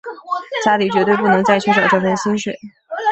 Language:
Chinese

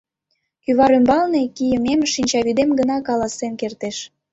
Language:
Mari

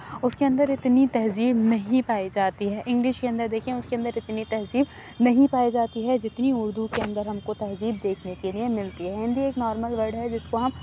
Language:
Urdu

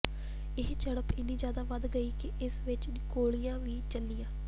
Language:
Punjabi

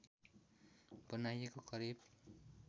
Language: Nepali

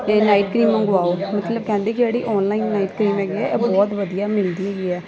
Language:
Punjabi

